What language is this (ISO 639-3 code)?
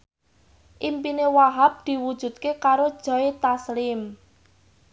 jav